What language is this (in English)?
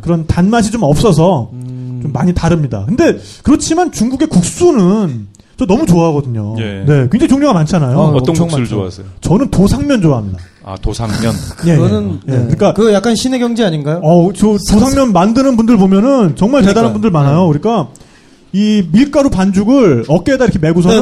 Korean